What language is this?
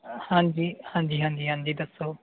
Punjabi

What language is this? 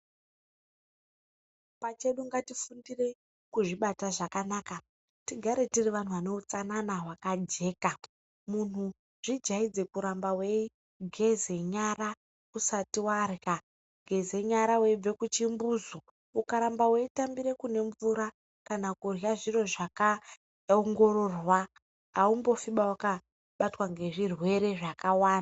Ndau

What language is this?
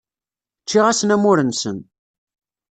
Kabyle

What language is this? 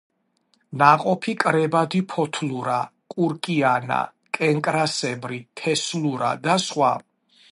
Georgian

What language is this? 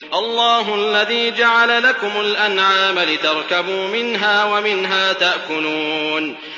Arabic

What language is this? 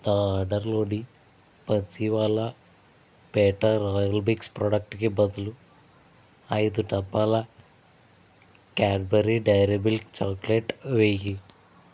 Telugu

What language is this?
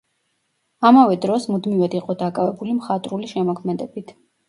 Georgian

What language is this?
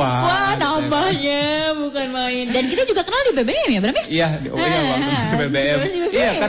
Indonesian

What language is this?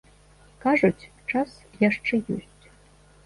Belarusian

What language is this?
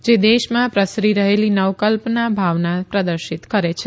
Gujarati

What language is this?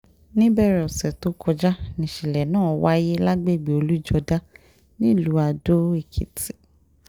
Yoruba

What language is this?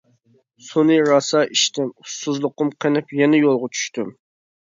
Uyghur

